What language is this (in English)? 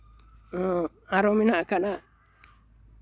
Santali